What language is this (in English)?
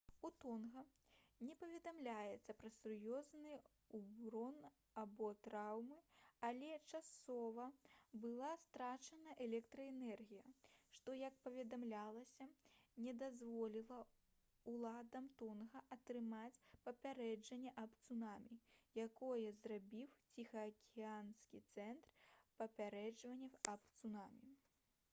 Belarusian